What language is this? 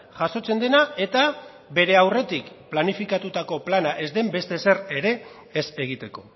Basque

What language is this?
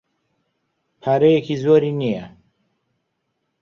Central Kurdish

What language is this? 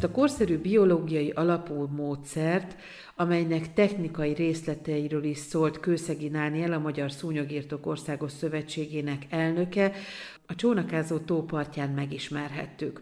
Hungarian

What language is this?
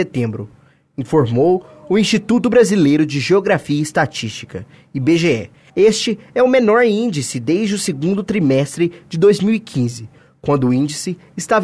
Portuguese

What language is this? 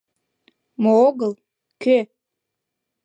Mari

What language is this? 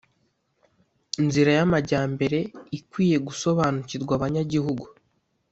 Kinyarwanda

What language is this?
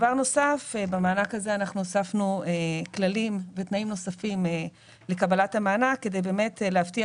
Hebrew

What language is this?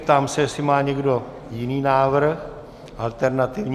Czech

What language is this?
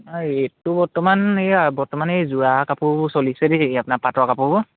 Assamese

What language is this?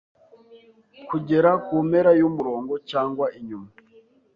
Kinyarwanda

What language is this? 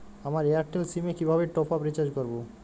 Bangla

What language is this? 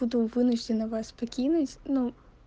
Russian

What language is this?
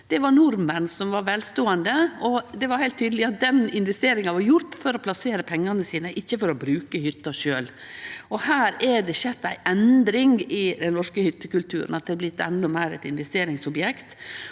Norwegian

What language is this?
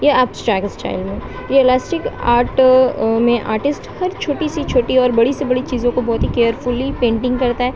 Urdu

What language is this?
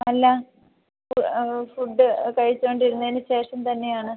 Malayalam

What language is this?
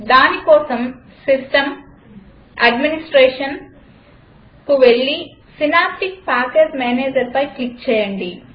Telugu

